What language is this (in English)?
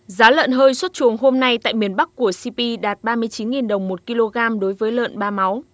Vietnamese